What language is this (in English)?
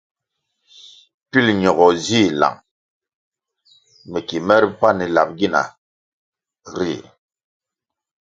Kwasio